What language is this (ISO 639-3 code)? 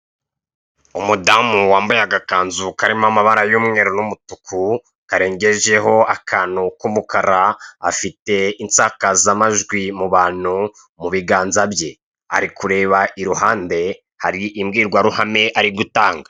kin